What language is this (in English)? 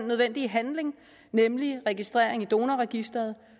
Danish